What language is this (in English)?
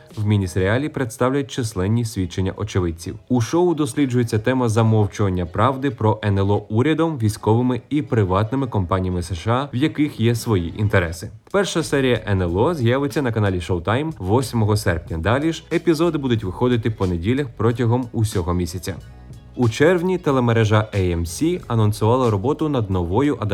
Ukrainian